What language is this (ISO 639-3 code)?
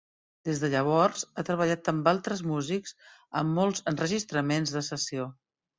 cat